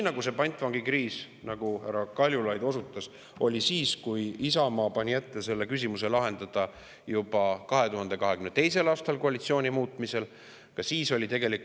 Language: Estonian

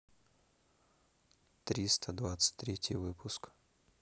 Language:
Russian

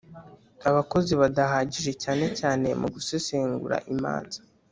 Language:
Kinyarwanda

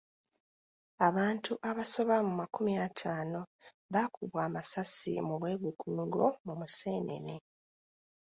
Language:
Ganda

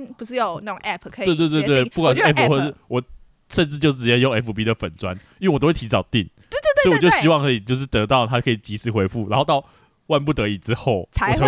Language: Chinese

